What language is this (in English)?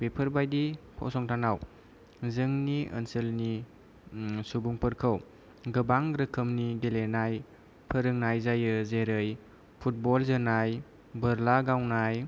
Bodo